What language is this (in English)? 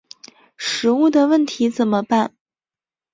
Chinese